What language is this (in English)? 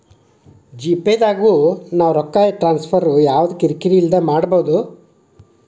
Kannada